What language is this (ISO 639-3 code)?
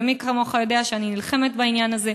heb